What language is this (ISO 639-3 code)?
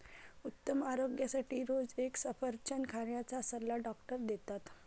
mar